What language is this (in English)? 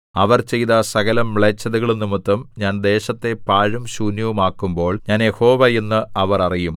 Malayalam